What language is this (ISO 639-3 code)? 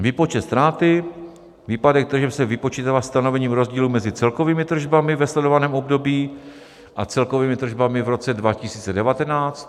ces